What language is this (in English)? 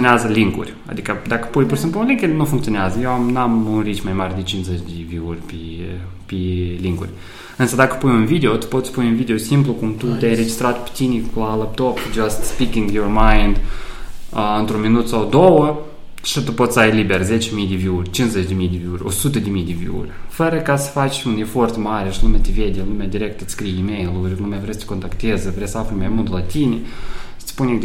Romanian